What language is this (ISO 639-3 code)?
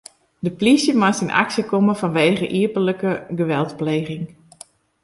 fry